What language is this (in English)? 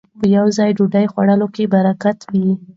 Pashto